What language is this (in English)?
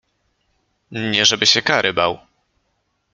Polish